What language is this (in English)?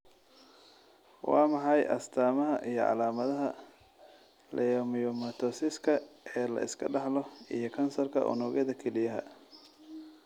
Somali